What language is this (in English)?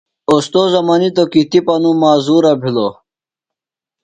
Phalura